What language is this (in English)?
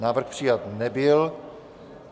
Czech